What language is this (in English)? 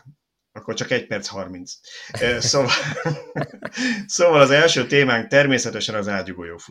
Hungarian